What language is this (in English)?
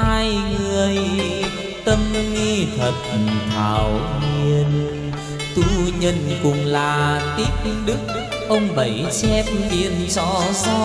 Vietnamese